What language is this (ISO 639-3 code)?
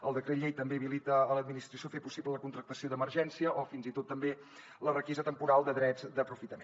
cat